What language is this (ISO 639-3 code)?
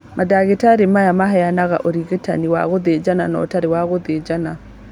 kik